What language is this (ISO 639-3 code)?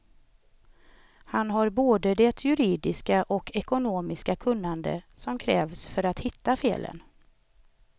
swe